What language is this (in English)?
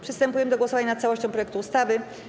Polish